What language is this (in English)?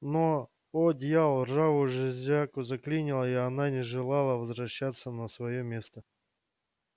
Russian